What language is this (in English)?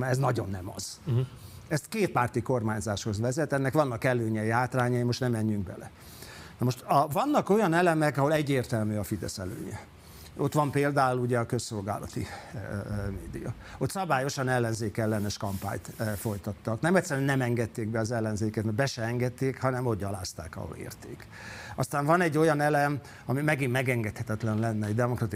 Hungarian